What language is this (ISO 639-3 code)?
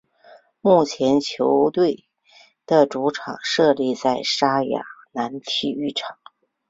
zho